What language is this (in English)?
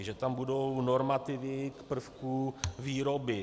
Czech